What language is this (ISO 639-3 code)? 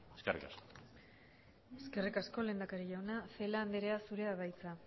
eus